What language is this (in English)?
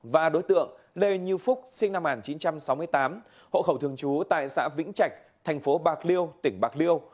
Vietnamese